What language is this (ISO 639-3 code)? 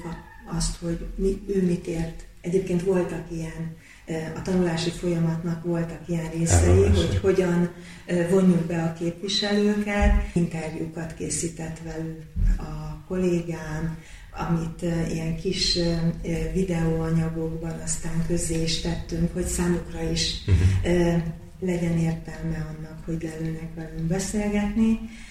hun